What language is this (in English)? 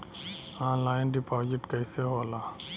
Bhojpuri